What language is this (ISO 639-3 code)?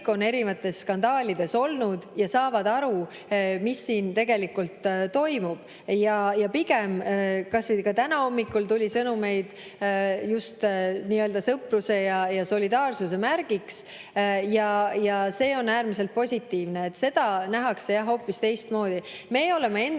est